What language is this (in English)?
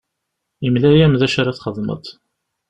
Kabyle